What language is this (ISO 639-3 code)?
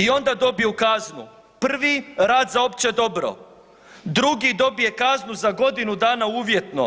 hrv